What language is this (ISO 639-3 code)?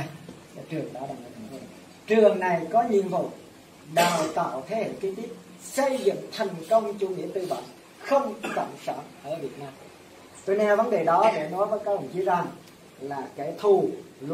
vie